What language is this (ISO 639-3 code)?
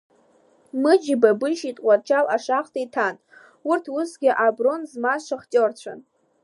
abk